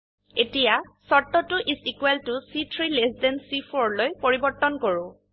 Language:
Assamese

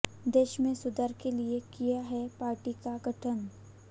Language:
Hindi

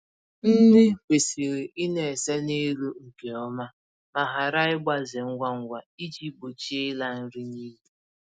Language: Igbo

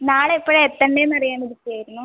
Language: Malayalam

